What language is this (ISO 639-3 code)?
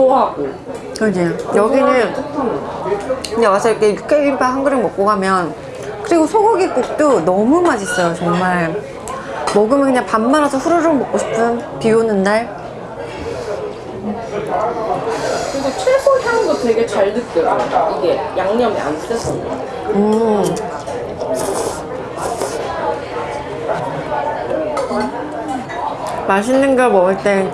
kor